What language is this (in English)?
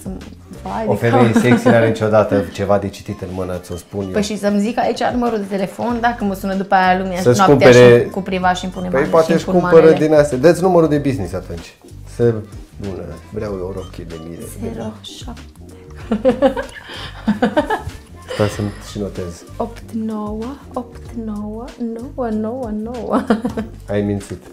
Romanian